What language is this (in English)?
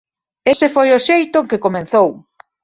Galician